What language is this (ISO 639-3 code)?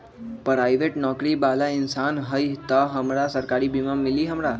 mag